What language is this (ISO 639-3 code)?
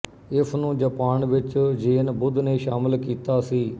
pan